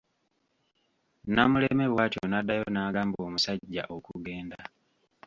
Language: Ganda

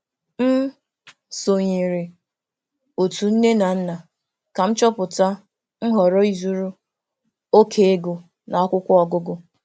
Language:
Igbo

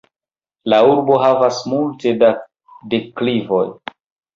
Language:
Esperanto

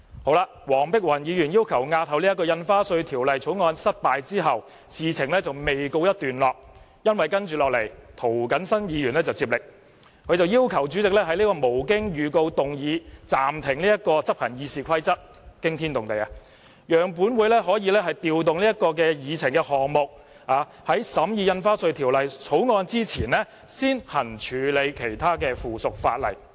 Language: Cantonese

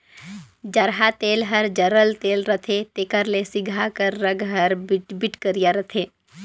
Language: Chhattisgarhi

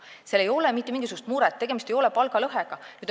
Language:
Estonian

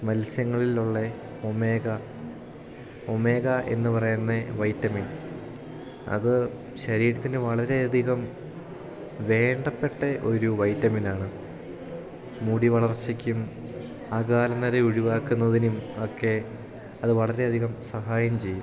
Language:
Malayalam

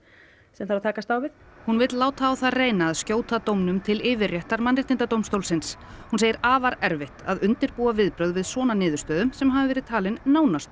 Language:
Icelandic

